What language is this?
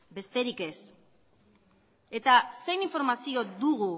Basque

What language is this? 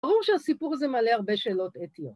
Hebrew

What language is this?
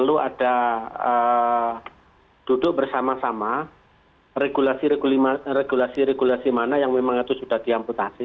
Indonesian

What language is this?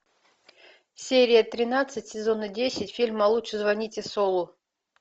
Russian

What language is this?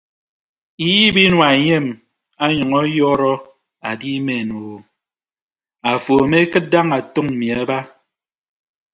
Ibibio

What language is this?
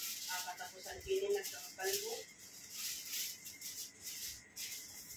Filipino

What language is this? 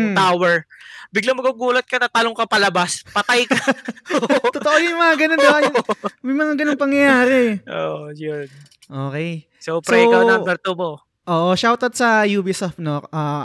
Filipino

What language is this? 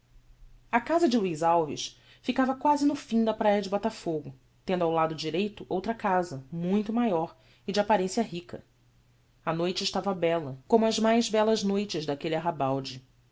Portuguese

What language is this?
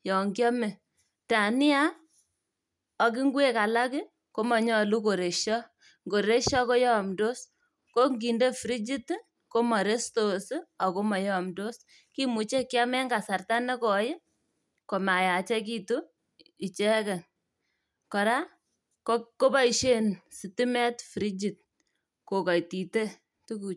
Kalenjin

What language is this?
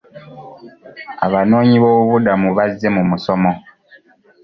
Ganda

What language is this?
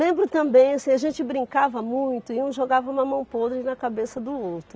Portuguese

